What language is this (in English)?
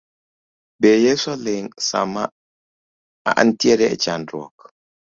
Luo (Kenya and Tanzania)